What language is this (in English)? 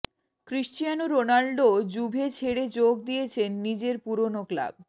Bangla